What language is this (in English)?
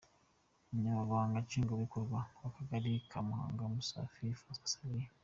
Kinyarwanda